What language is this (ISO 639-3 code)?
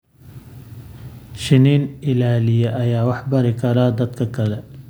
som